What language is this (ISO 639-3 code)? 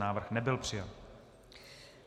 ces